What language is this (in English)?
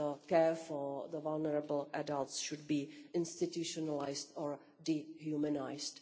English